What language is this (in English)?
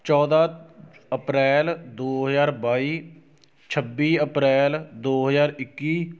Punjabi